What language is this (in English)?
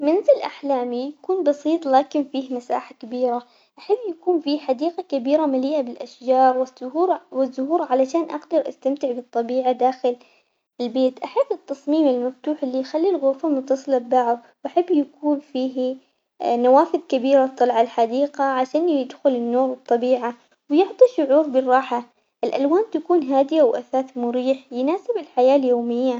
Omani Arabic